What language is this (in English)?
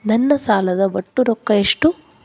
Kannada